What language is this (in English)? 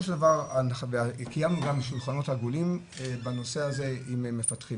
Hebrew